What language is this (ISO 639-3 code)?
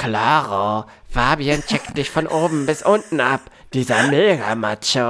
deu